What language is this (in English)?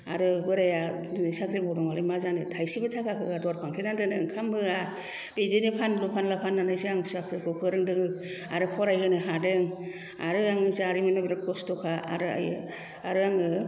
Bodo